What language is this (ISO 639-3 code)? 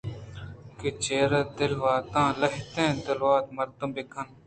bgp